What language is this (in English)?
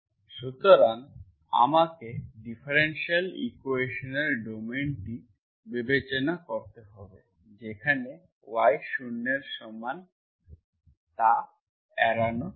Bangla